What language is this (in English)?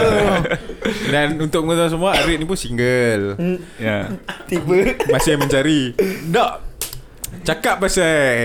Malay